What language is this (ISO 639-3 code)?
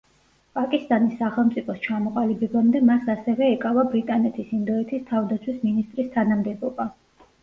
kat